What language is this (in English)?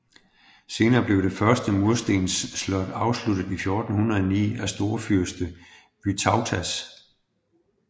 Danish